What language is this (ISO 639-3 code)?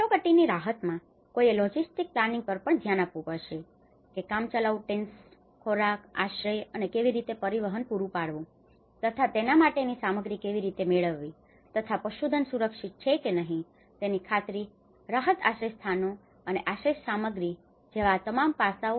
guj